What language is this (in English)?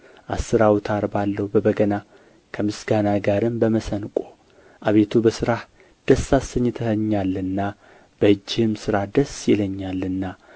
Amharic